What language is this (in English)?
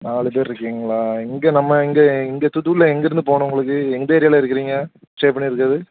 Tamil